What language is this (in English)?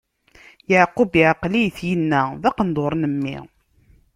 Kabyle